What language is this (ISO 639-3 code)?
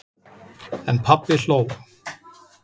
isl